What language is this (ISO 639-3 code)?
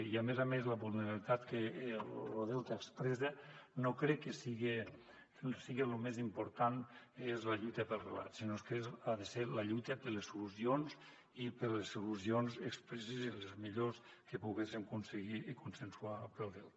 cat